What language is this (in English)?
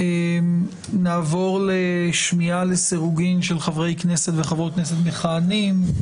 Hebrew